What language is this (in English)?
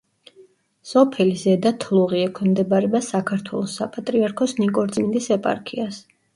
Georgian